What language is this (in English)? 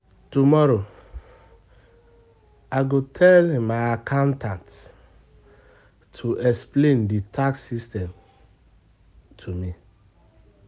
Nigerian Pidgin